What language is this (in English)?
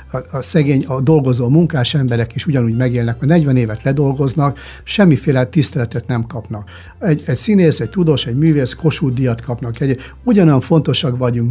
Hungarian